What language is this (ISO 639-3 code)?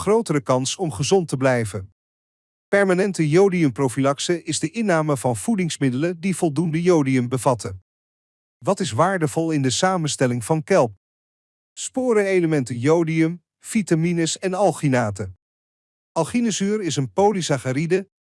nld